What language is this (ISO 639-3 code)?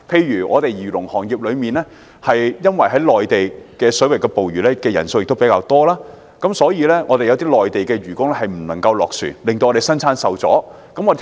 yue